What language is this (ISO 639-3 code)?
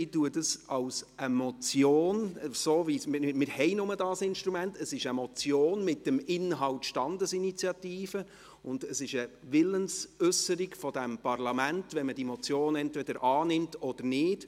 gsw